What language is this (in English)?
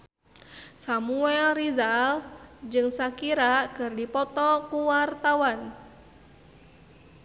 Sundanese